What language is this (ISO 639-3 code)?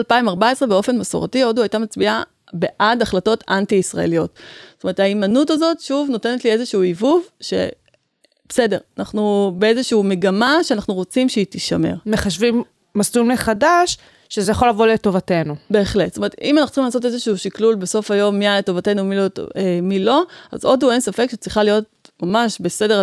heb